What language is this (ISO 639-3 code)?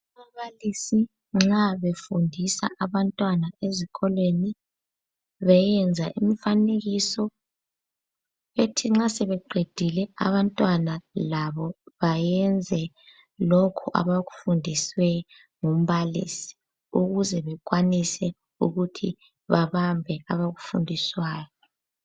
nde